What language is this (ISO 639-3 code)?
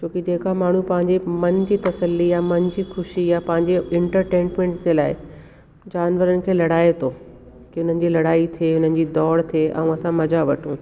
snd